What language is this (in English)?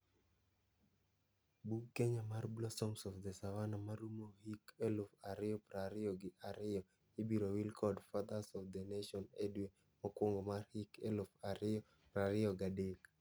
Luo (Kenya and Tanzania)